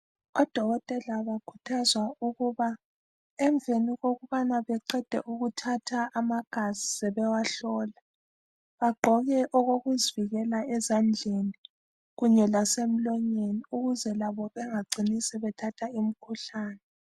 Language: North Ndebele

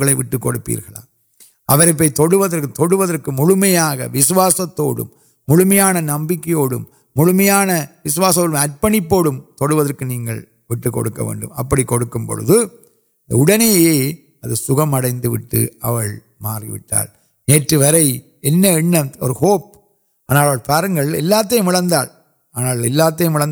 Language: Urdu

